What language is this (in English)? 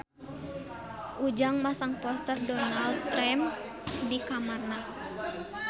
Sundanese